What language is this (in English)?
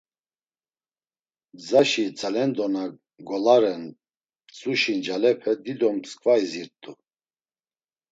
Laz